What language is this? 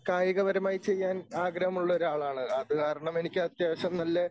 Malayalam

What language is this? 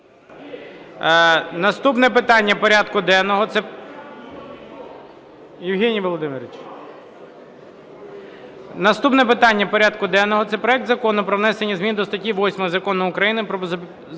Ukrainian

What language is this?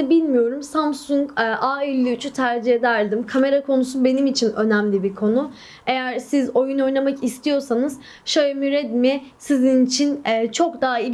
Turkish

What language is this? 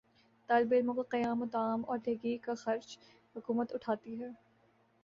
Urdu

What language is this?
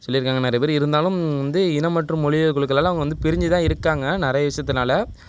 Tamil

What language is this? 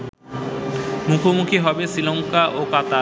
Bangla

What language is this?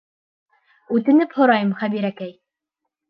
Bashkir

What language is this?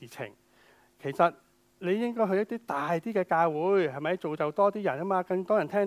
Chinese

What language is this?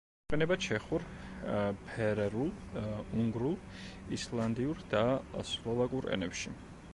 Georgian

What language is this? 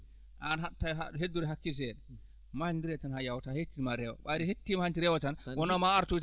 Fula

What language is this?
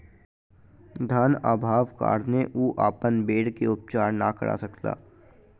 Maithili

